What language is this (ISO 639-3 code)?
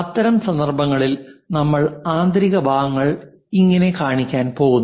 mal